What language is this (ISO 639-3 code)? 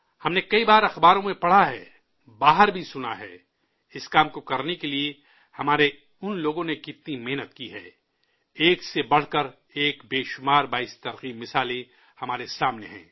urd